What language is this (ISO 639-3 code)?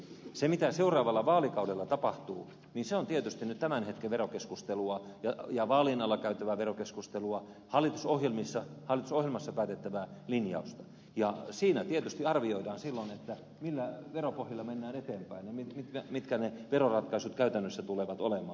fin